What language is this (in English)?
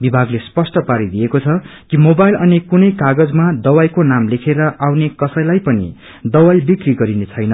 Nepali